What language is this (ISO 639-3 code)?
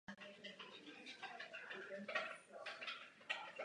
ces